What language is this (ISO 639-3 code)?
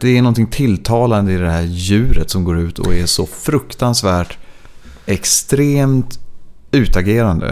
swe